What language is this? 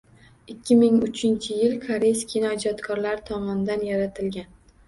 Uzbek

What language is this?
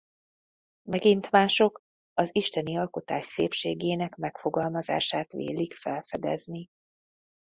Hungarian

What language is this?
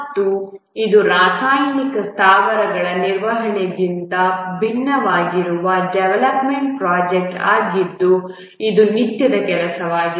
Kannada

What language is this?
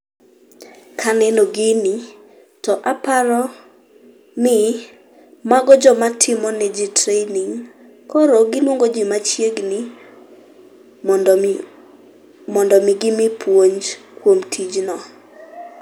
Luo (Kenya and Tanzania)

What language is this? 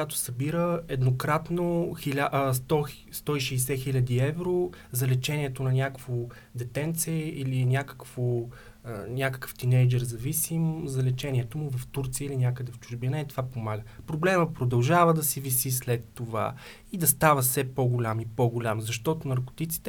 Bulgarian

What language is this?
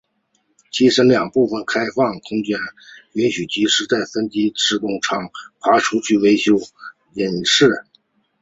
Chinese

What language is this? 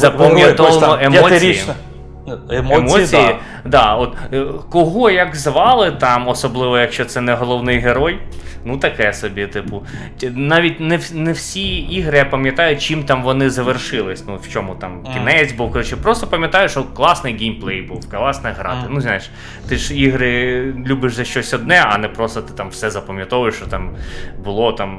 Ukrainian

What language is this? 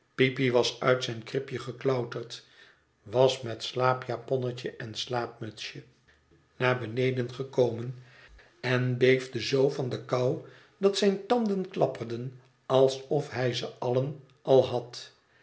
Dutch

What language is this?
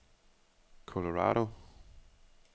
Danish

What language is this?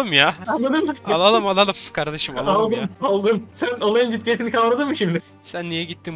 Turkish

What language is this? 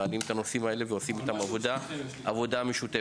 Hebrew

